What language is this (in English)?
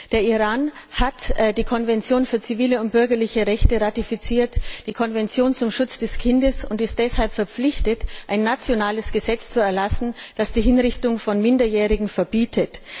German